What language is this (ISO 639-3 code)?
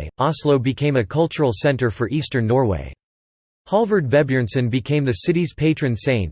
eng